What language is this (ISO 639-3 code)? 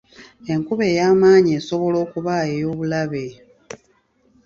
lug